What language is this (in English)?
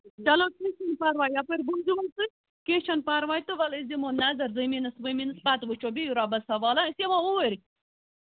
Kashmiri